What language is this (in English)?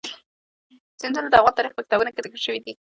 Pashto